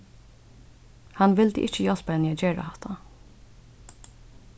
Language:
Faroese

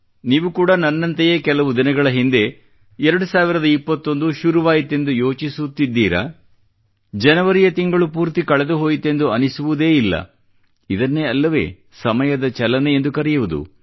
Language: Kannada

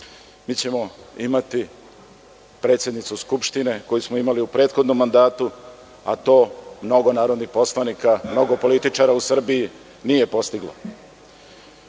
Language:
Serbian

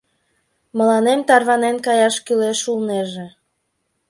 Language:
Mari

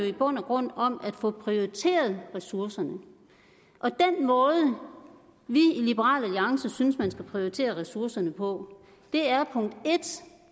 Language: Danish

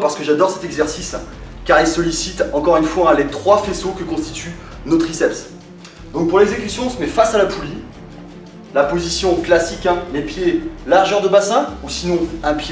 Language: French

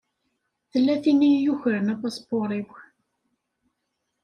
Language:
Kabyle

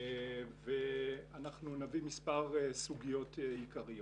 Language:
Hebrew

